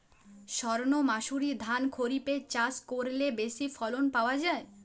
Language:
Bangla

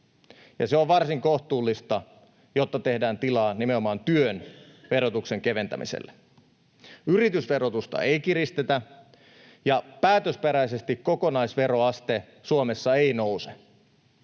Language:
Finnish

